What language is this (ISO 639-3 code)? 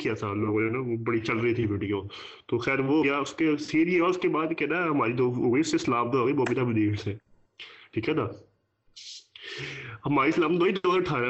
urd